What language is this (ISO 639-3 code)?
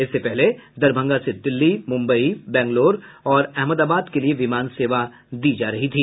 hin